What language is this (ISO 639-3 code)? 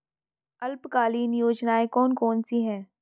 hin